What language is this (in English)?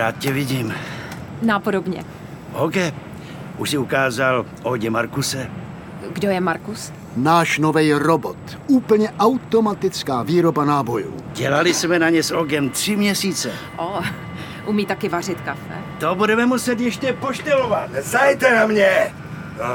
Czech